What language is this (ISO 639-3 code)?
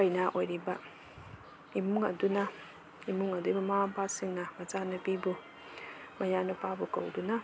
mni